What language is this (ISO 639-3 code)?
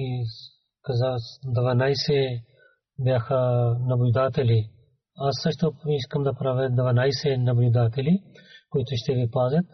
bul